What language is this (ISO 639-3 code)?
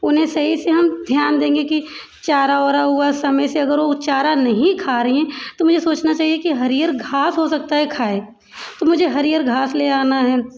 hin